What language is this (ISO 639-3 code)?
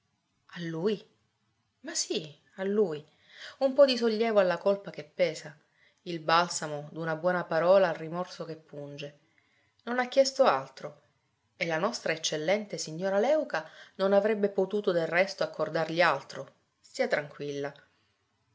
ita